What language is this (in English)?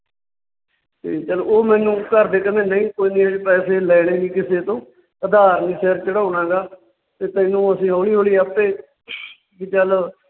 Punjabi